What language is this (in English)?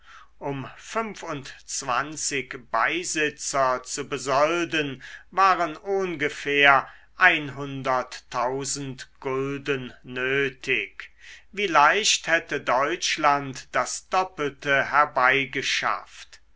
German